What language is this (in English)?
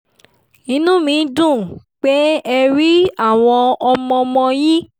Yoruba